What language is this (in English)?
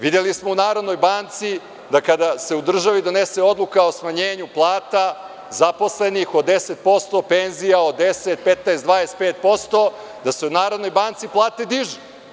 Serbian